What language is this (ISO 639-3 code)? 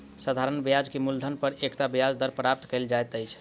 mai